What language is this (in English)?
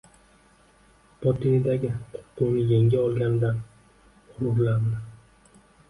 Uzbek